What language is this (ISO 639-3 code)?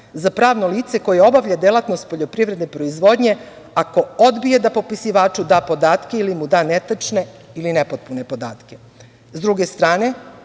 srp